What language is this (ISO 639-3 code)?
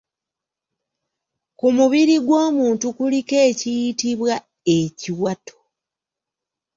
lug